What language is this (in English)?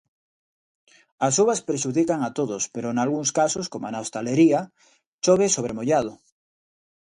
Galician